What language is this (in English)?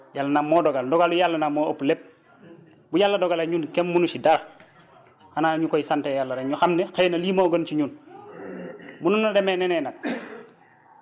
Wolof